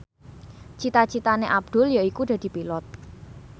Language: Javanese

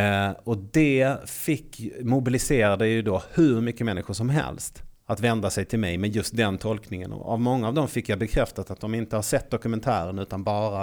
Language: Swedish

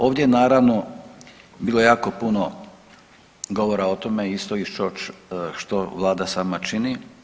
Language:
Croatian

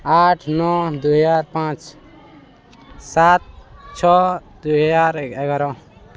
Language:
Odia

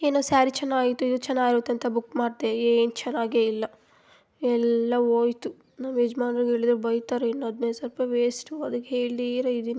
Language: Kannada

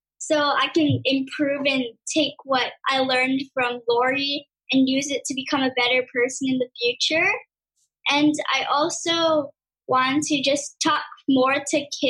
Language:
English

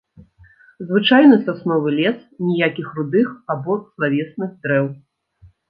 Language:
Belarusian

